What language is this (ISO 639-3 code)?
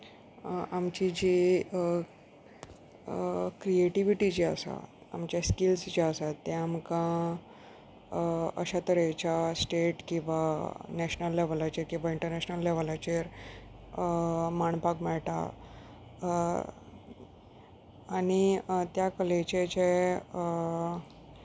kok